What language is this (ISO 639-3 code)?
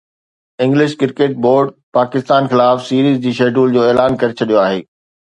snd